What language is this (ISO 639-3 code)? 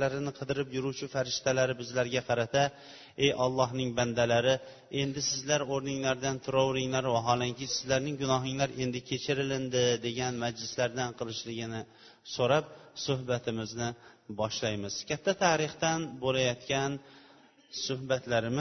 bul